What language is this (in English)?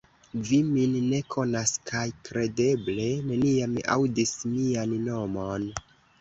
Esperanto